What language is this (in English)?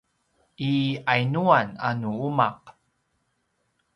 Paiwan